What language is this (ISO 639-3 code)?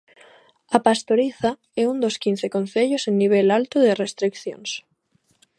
glg